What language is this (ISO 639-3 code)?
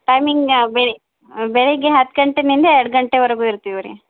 kan